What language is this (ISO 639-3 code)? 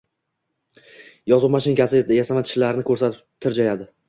uzb